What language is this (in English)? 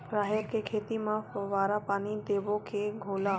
Chhattisgarhi